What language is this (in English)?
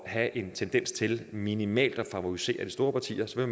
Danish